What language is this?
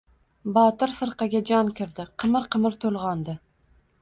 Uzbek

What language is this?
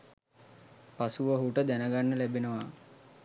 Sinhala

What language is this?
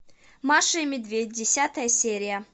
Russian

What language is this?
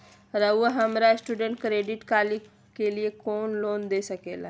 Magahi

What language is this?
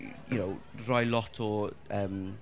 Welsh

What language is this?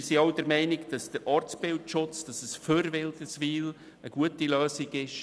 Swiss German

